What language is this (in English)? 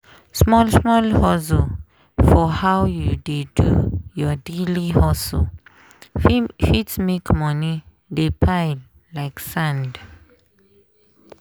Nigerian Pidgin